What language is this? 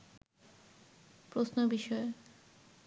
Bangla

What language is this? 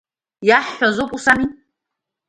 Abkhazian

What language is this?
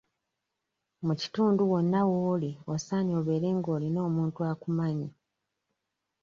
Ganda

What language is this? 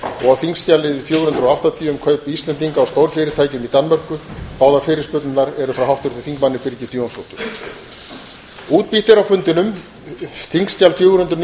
Icelandic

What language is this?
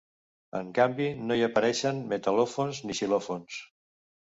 Catalan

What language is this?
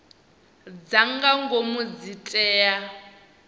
Venda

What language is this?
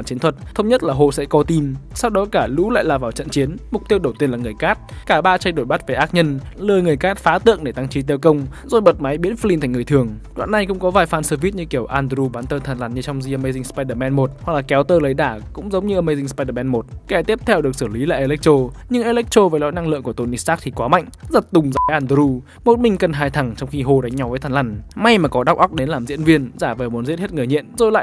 Vietnamese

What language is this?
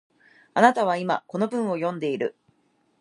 Japanese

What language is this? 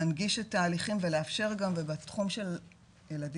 Hebrew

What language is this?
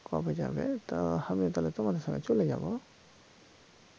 Bangla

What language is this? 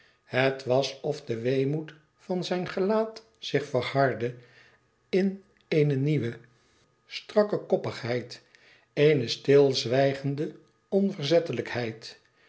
Dutch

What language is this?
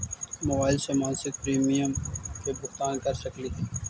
Magahi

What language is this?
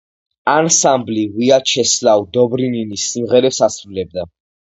Georgian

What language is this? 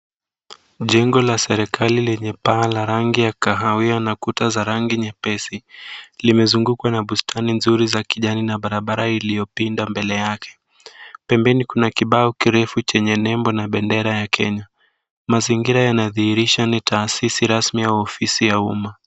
Swahili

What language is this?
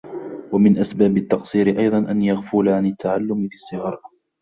Arabic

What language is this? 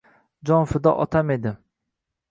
Uzbek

